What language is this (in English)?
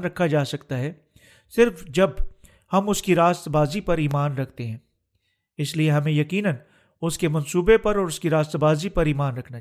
Urdu